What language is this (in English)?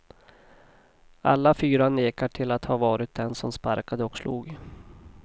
Swedish